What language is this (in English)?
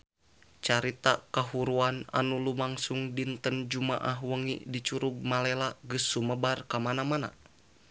Sundanese